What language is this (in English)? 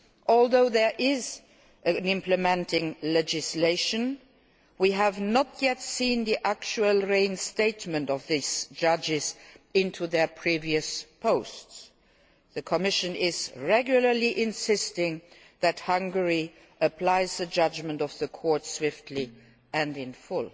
English